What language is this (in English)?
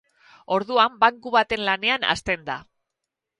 Basque